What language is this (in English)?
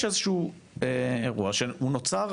Hebrew